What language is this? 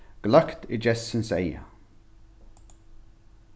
Faroese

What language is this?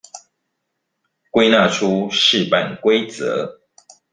Chinese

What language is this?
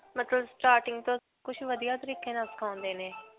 Punjabi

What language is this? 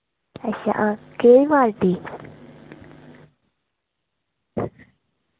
Dogri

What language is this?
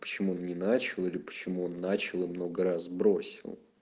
Russian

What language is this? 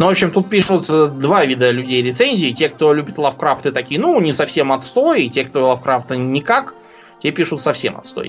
Russian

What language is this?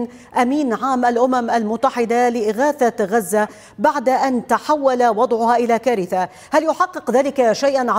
Arabic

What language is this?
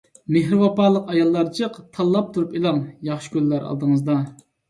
Uyghur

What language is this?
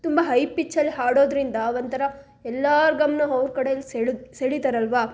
Kannada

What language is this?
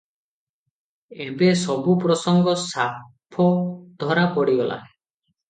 Odia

